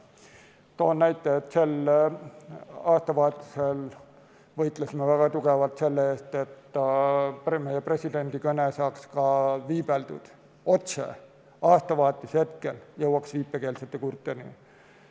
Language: Estonian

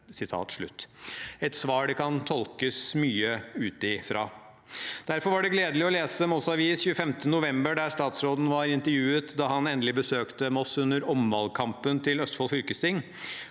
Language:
Norwegian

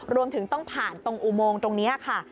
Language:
Thai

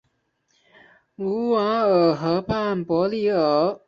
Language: Chinese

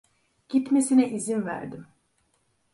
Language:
Turkish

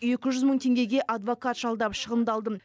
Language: Kazakh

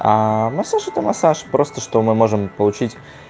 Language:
Russian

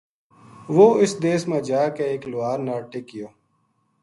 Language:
Gujari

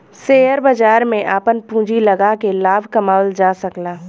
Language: Bhojpuri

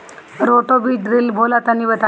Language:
Bhojpuri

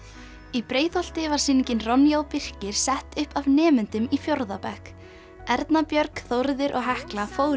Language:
Icelandic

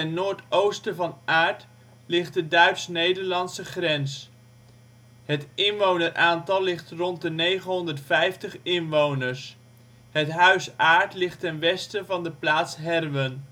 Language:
Dutch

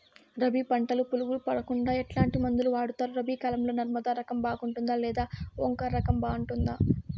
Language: Telugu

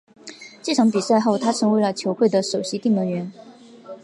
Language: Chinese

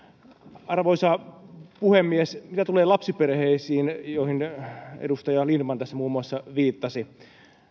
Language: Finnish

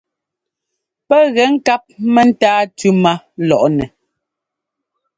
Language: Ngomba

